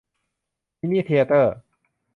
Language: Thai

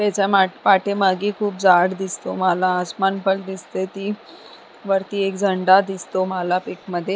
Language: Marathi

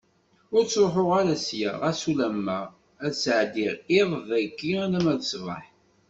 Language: Kabyle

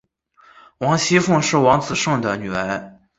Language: Chinese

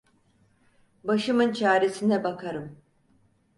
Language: Turkish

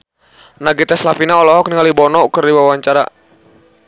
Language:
Sundanese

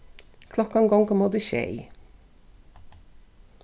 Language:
Faroese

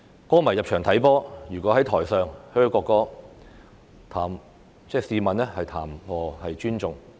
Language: Cantonese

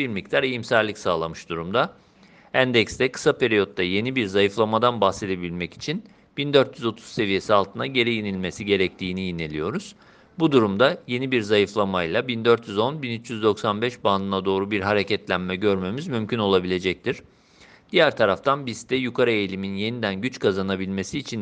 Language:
Turkish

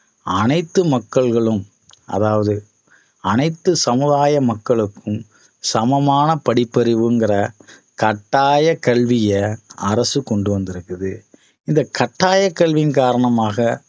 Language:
Tamil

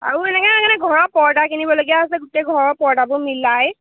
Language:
Assamese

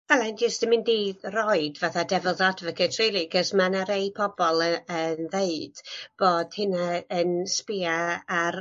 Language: Welsh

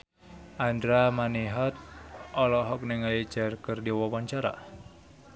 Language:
Sundanese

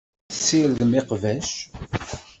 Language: Kabyle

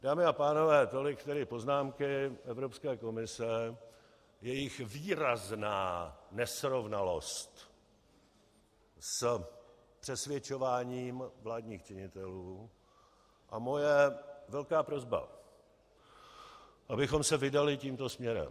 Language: Czech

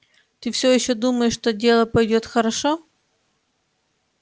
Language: Russian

